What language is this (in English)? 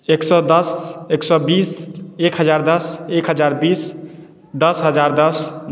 Maithili